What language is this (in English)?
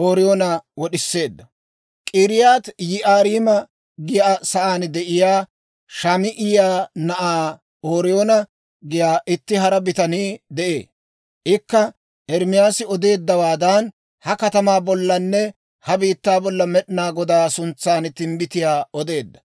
Dawro